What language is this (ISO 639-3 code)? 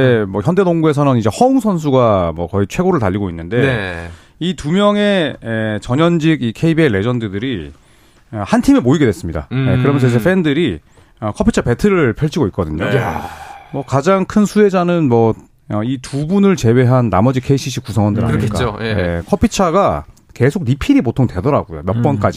kor